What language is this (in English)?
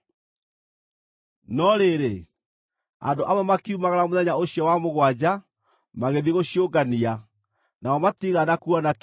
Kikuyu